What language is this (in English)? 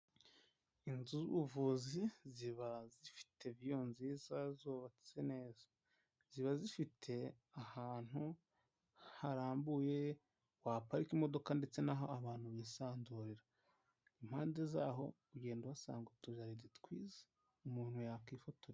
Kinyarwanda